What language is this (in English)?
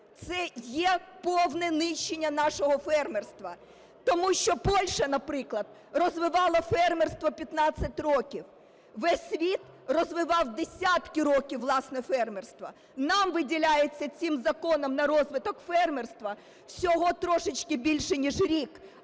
Ukrainian